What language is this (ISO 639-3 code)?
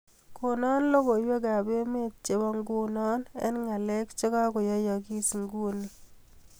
kln